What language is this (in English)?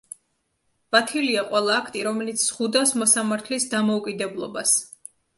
Georgian